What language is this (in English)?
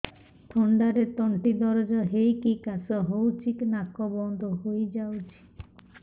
Odia